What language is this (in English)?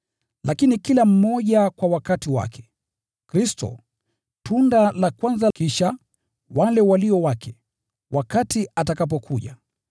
Swahili